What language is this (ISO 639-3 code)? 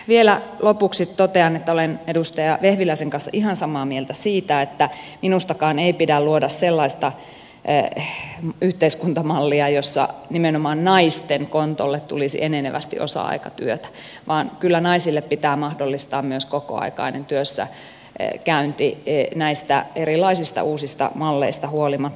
fin